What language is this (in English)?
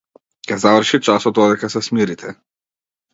Macedonian